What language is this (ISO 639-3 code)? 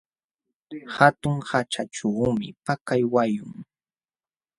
qxw